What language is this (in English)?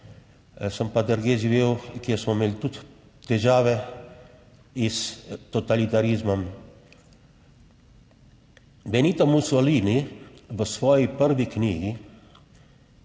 Slovenian